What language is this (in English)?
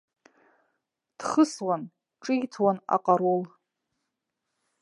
Abkhazian